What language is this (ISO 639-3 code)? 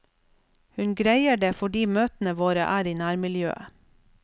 nor